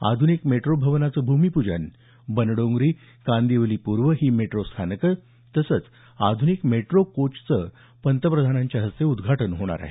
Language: Marathi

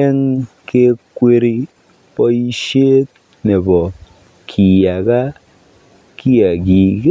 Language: Kalenjin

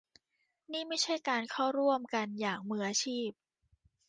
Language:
Thai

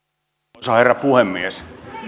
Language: Finnish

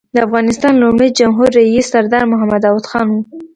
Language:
Pashto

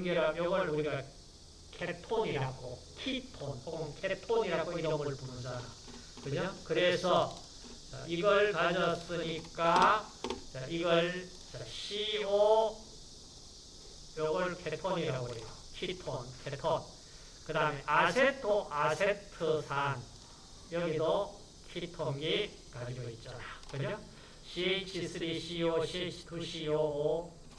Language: Korean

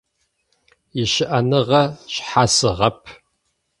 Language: Adyghe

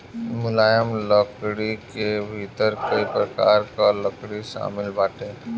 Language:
Bhojpuri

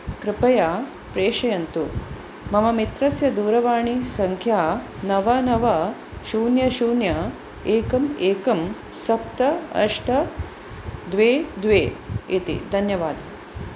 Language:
Sanskrit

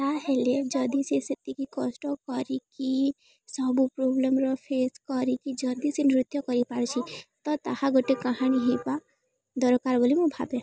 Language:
Odia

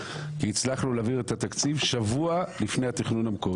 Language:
Hebrew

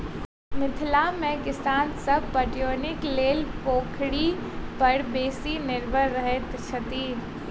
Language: Maithili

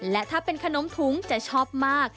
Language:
Thai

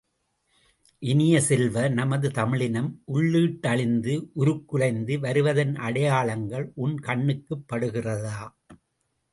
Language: Tamil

